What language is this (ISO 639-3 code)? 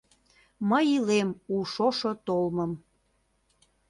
chm